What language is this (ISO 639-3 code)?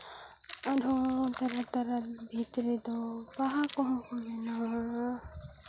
sat